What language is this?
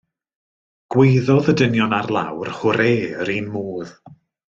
Welsh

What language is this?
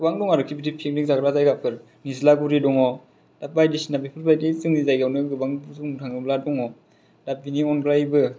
Bodo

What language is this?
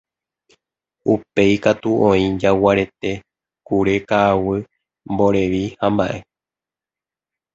Guarani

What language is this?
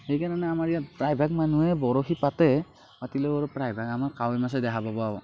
Assamese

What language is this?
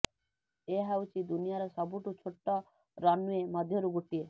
Odia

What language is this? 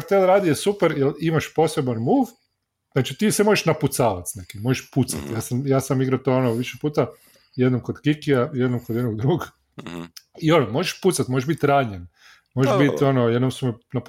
Croatian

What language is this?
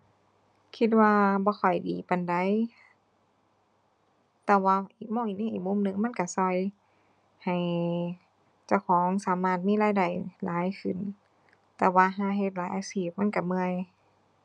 Thai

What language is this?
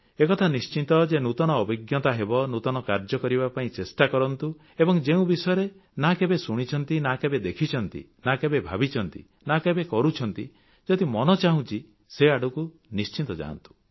Odia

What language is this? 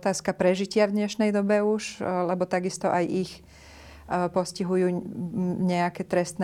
Slovak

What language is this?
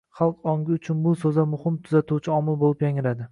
Uzbek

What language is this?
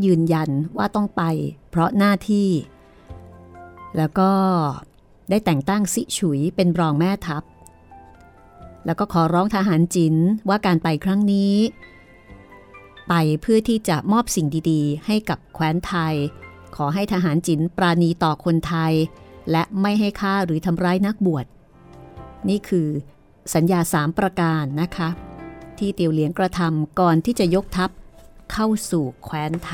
Thai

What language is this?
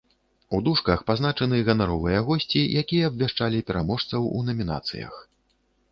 Belarusian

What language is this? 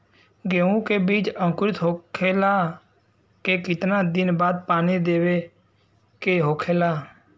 Bhojpuri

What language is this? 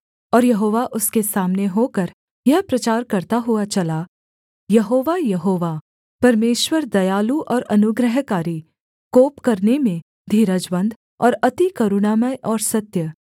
Hindi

